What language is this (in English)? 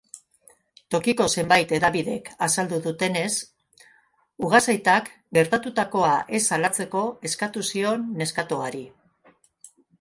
Basque